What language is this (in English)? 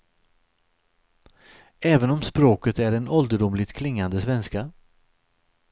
Swedish